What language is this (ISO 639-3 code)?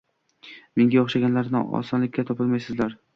uzb